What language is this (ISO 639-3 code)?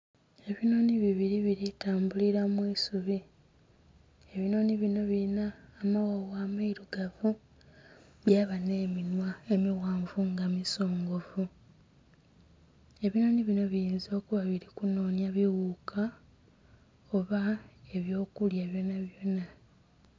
xog